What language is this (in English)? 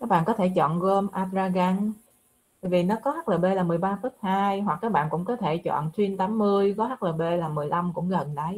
Vietnamese